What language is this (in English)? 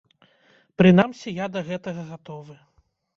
Belarusian